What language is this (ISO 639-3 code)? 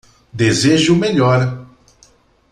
por